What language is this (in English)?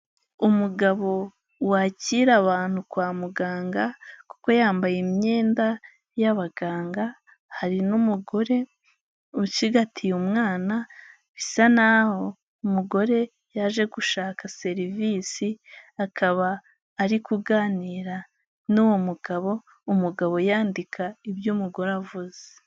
Kinyarwanda